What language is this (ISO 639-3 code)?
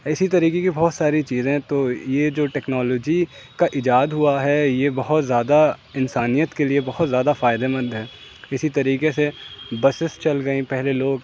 urd